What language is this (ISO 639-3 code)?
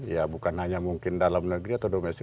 ind